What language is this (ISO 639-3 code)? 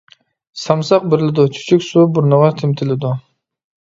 uig